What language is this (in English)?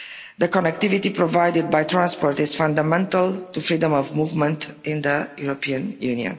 English